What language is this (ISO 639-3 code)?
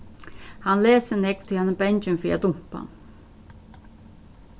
fao